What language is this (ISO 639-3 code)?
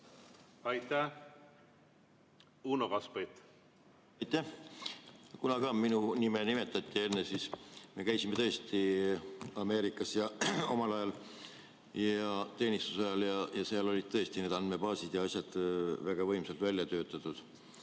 est